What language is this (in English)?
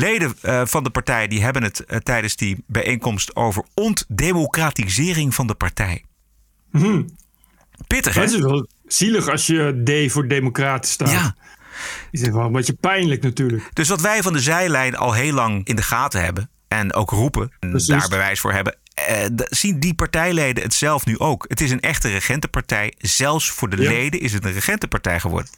Dutch